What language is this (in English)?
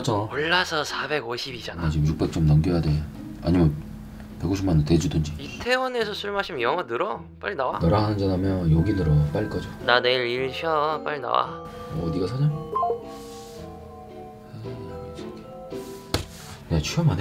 Korean